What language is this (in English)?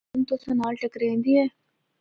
Northern Hindko